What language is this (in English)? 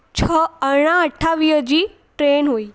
Sindhi